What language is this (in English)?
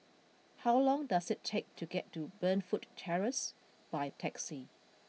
English